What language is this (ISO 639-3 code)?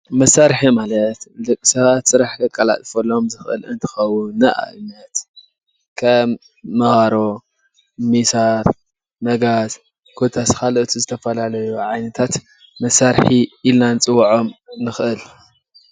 tir